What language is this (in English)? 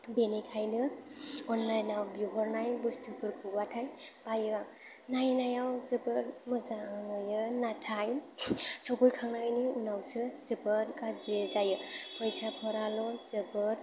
Bodo